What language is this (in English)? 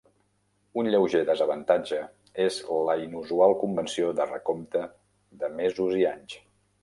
Catalan